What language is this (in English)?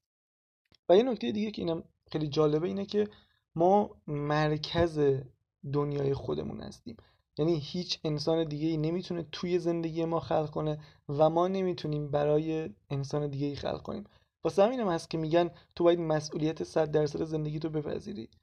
Persian